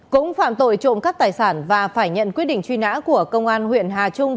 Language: Vietnamese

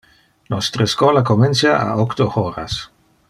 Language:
Interlingua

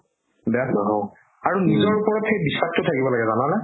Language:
Assamese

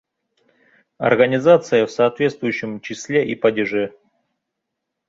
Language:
Bashkir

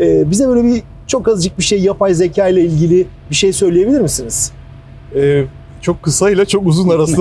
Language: Turkish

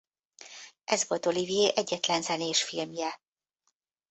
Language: Hungarian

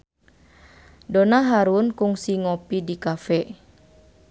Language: Sundanese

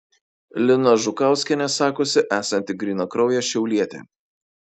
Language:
Lithuanian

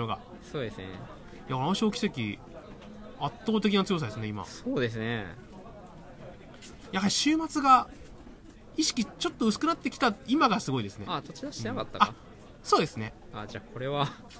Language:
Japanese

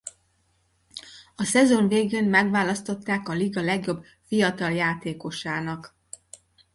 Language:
Hungarian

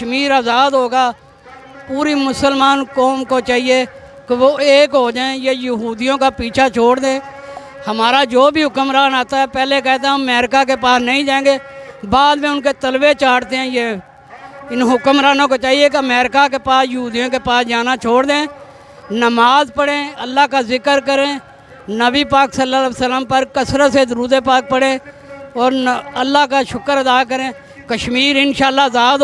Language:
Urdu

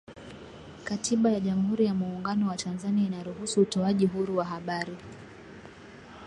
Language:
Swahili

